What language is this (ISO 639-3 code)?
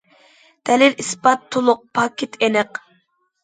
uig